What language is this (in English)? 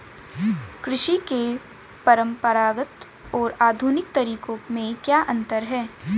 Hindi